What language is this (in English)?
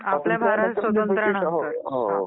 Marathi